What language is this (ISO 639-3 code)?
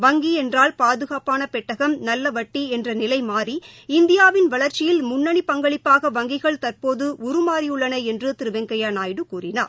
tam